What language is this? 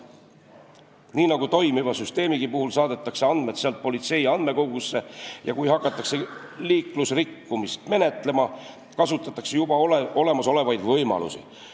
Estonian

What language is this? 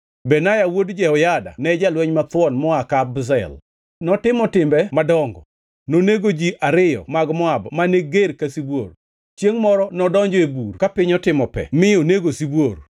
Luo (Kenya and Tanzania)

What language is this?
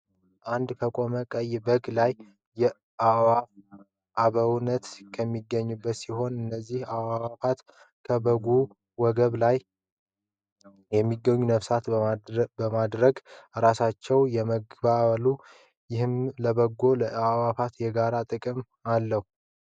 Amharic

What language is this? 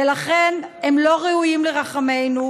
Hebrew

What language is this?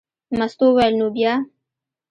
Pashto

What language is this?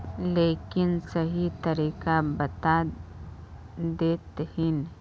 Magahi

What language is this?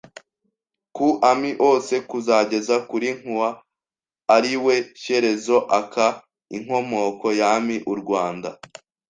Kinyarwanda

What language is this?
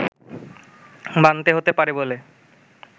Bangla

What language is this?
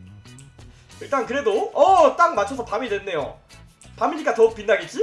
Korean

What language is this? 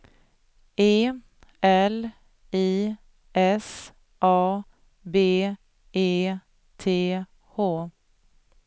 Swedish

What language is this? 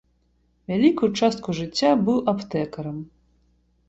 Belarusian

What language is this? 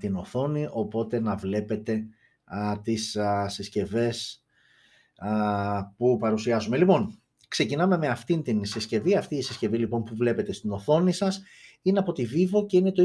Greek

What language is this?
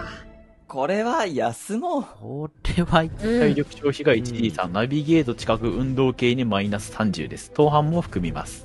Japanese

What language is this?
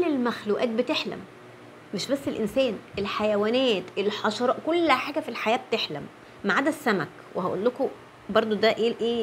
Arabic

